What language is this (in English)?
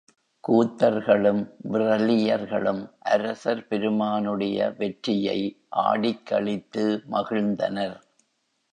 Tamil